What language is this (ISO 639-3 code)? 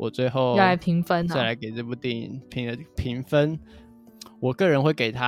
zho